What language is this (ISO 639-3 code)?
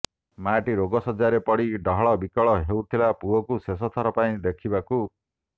ori